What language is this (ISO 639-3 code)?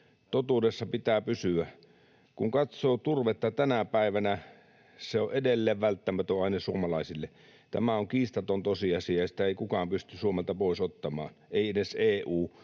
fin